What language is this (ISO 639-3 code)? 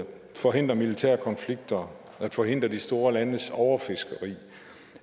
dan